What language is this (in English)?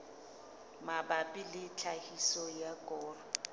Southern Sotho